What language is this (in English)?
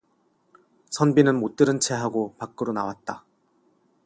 Korean